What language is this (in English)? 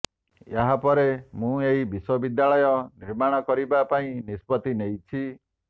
Odia